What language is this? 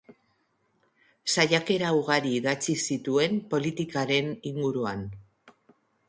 Basque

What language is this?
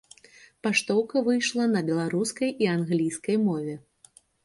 Belarusian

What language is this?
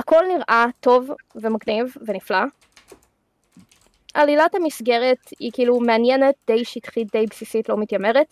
Hebrew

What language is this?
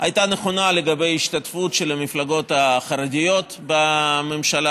Hebrew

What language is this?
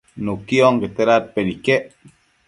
Matsés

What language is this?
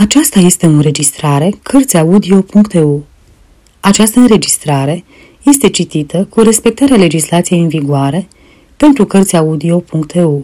Romanian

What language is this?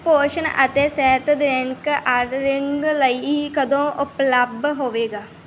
Punjabi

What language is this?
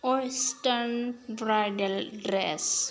Bodo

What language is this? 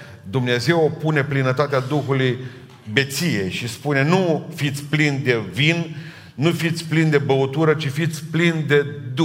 Romanian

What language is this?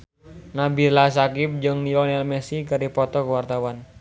Sundanese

